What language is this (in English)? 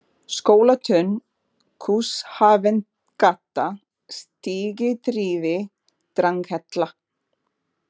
Icelandic